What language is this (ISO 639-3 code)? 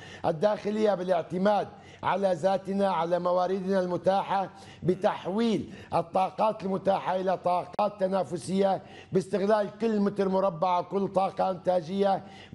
ara